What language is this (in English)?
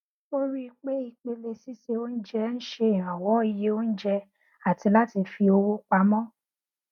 Yoruba